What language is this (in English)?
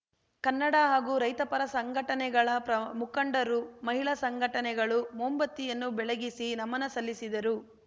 Kannada